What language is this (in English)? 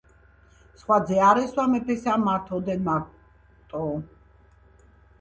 Georgian